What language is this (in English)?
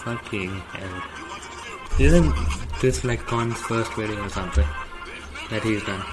English